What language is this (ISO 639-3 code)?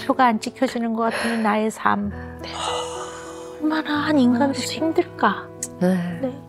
kor